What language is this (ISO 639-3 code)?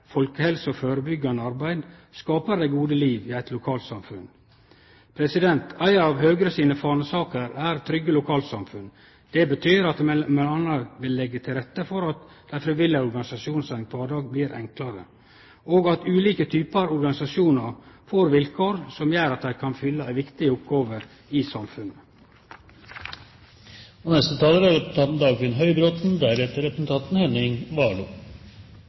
nno